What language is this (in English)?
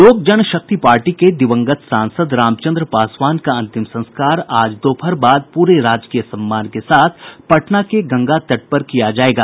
Hindi